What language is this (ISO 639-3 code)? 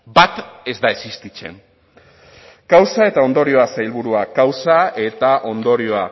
eus